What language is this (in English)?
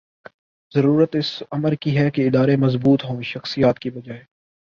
Urdu